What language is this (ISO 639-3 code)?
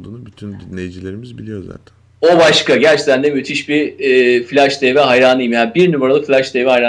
tur